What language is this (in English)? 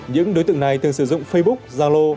Vietnamese